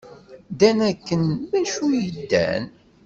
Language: Kabyle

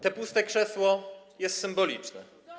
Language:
Polish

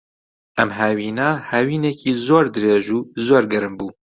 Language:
Central Kurdish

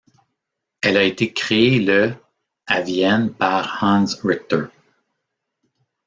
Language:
French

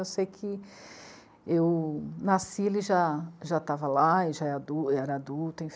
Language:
Portuguese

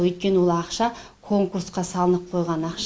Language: Kazakh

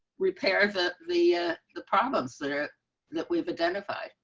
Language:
English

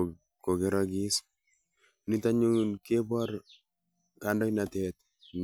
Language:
Kalenjin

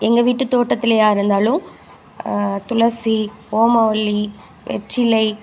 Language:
Tamil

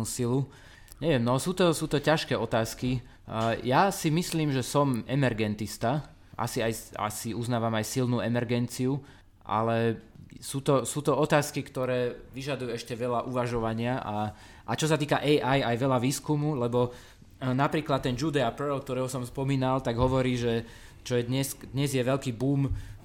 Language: Slovak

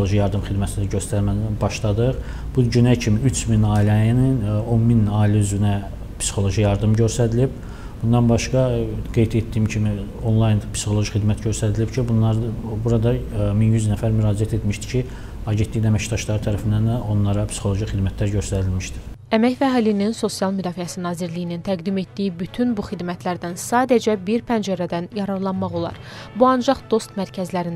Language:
Turkish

